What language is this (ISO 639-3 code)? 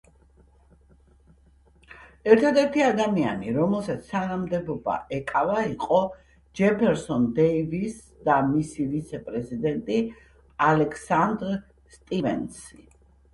kat